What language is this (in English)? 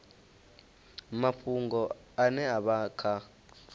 Venda